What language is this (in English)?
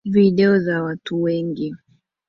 Swahili